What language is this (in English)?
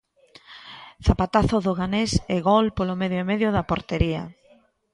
Galician